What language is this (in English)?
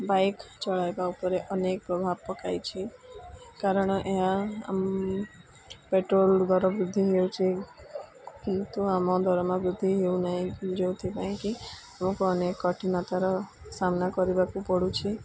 Odia